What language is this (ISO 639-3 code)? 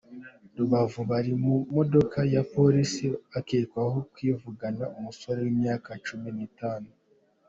kin